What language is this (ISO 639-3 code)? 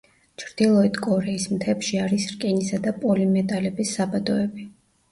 kat